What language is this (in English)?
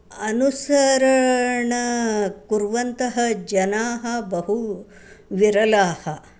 Sanskrit